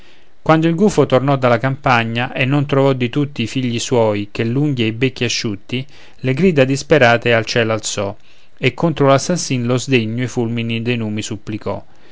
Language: Italian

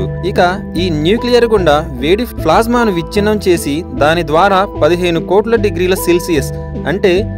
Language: Telugu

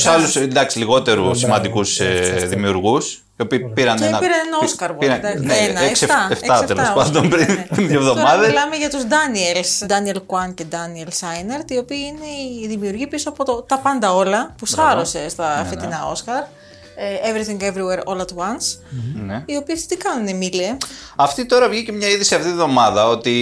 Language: Greek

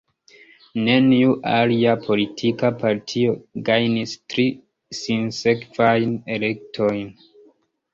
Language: Esperanto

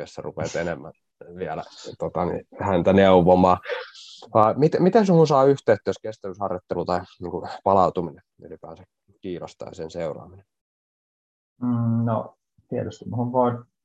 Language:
Finnish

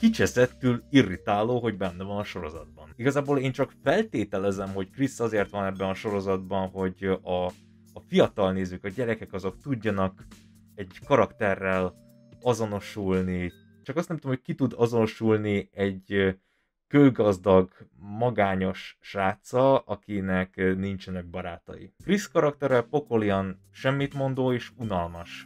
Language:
Hungarian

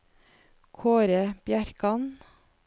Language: Norwegian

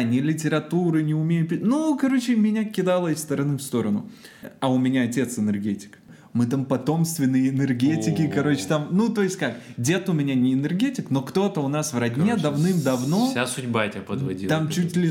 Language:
Russian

